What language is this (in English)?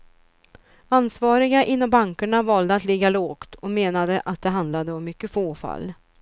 Swedish